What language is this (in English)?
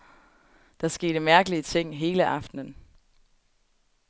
Danish